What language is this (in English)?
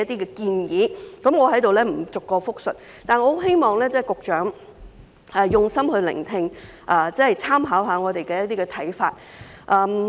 Cantonese